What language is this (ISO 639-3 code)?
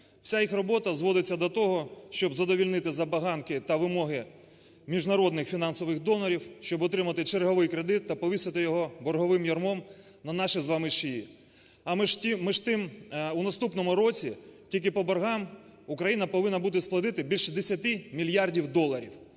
ukr